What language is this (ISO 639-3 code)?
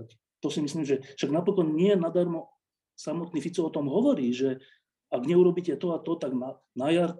slk